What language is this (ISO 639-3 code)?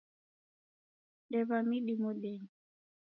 dav